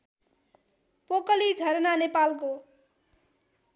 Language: Nepali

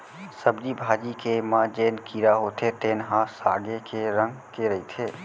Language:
Chhattisgarhi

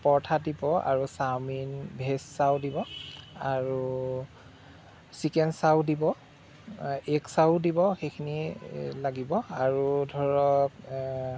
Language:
Assamese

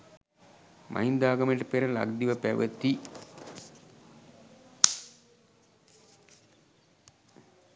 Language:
Sinhala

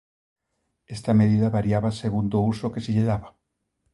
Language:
Galician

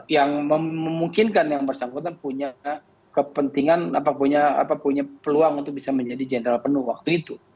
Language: Indonesian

